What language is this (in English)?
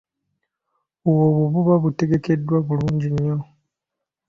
Ganda